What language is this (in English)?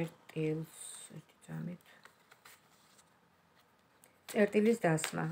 Romanian